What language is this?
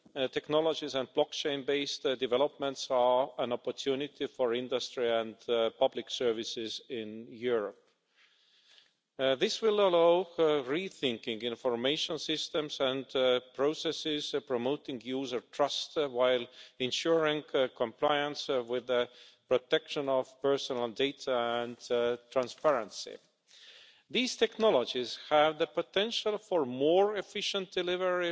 English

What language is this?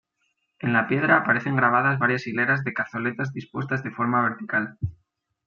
Spanish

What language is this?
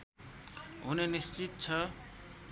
Nepali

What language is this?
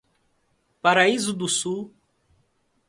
Portuguese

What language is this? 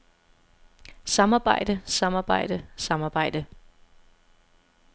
Danish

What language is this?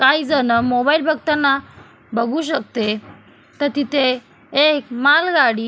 Marathi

